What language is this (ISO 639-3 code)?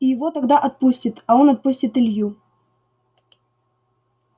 rus